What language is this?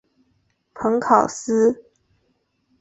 Chinese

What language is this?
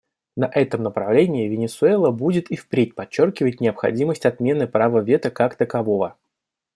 Russian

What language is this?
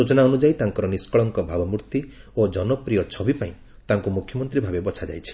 Odia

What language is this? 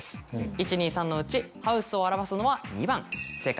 Japanese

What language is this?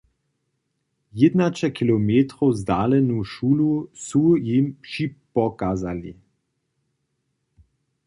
Upper Sorbian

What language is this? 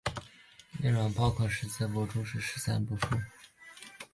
Chinese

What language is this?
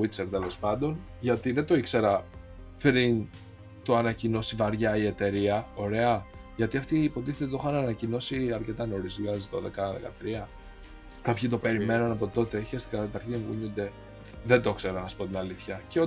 Greek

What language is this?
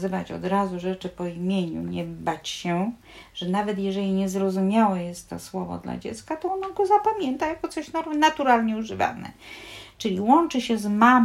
Polish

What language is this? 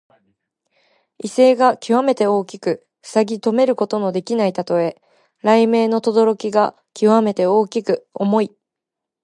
Japanese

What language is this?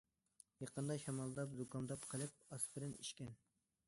Uyghur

